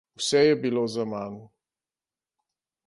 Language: Slovenian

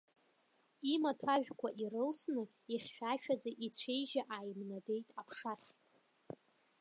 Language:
Abkhazian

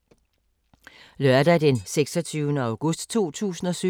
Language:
Danish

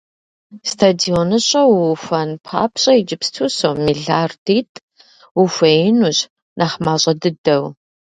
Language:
Kabardian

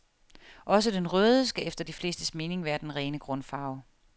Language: Danish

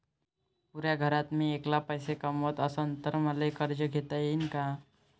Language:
Marathi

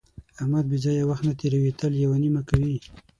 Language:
Pashto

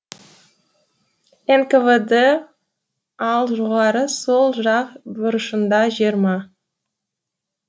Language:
Kazakh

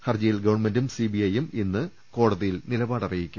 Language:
Malayalam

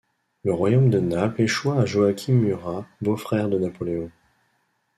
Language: French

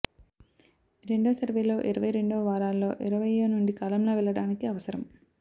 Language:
Telugu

